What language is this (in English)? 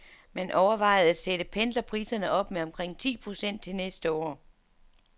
Danish